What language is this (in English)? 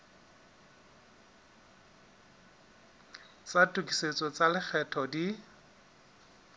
Southern Sotho